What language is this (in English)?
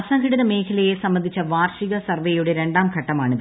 Malayalam